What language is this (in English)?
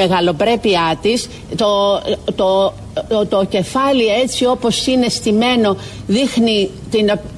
Greek